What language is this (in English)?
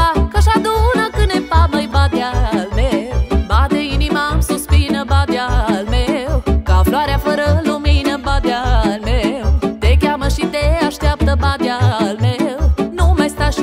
Romanian